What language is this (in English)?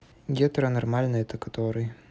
Russian